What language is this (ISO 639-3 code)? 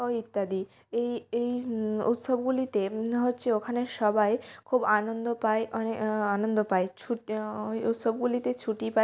ben